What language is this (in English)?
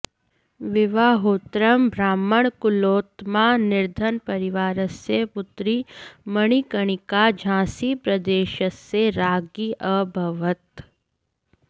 Sanskrit